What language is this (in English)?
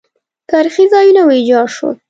Pashto